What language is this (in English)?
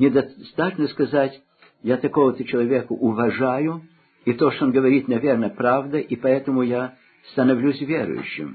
Russian